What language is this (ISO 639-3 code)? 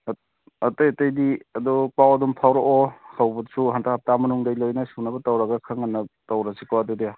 mni